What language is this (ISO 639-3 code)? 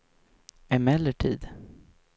swe